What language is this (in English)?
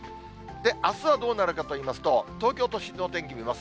Japanese